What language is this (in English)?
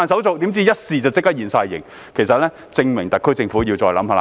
Cantonese